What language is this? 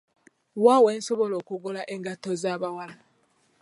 Ganda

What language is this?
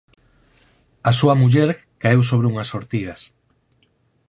Galician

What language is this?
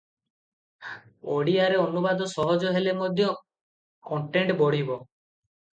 Odia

